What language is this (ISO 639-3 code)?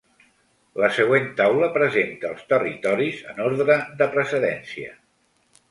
cat